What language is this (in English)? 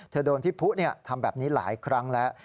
Thai